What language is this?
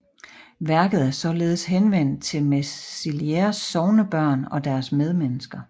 Danish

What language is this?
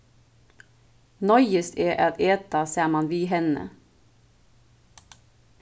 Faroese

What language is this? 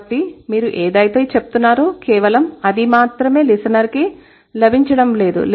Telugu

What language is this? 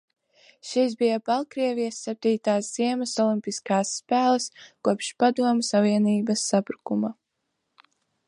Latvian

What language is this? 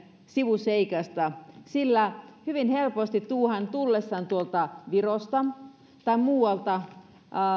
Finnish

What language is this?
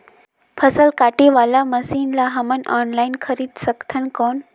Chhattisgarhi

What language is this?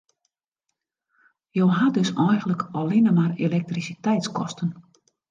Western Frisian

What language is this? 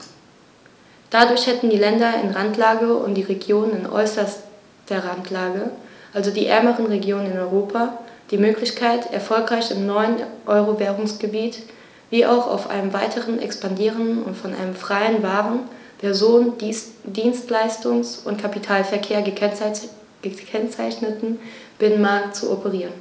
German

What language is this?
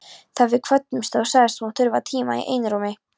Icelandic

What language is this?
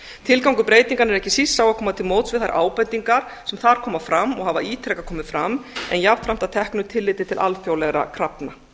Icelandic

